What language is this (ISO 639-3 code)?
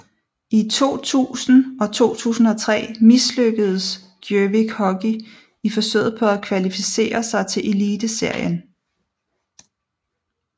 dan